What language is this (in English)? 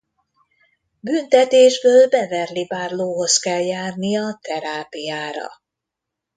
Hungarian